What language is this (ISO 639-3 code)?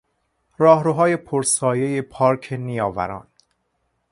fas